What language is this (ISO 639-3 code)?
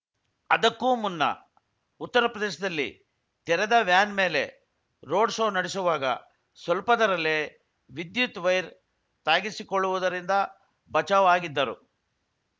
kan